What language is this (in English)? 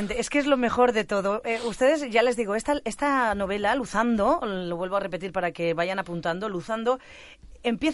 Spanish